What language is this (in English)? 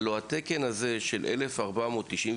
Hebrew